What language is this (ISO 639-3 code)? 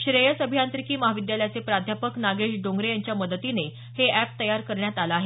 mar